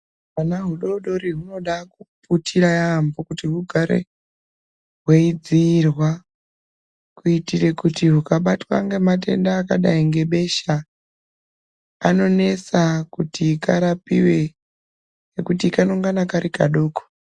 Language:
Ndau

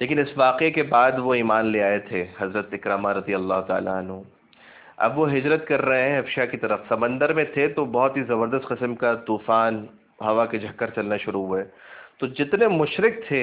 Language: Urdu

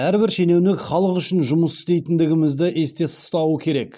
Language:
Kazakh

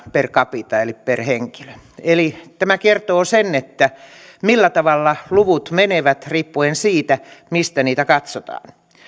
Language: Finnish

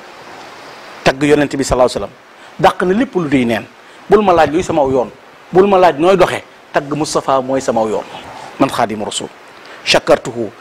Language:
Arabic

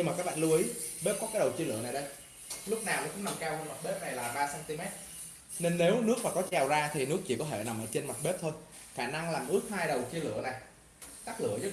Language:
Vietnamese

